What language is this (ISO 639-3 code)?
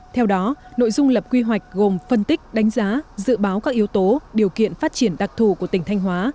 vie